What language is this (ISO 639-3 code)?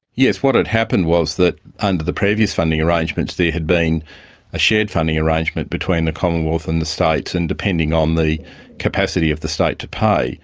eng